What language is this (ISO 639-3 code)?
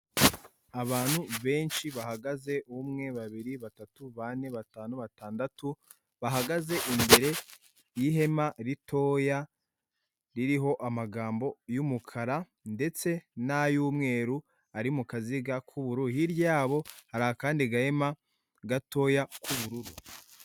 kin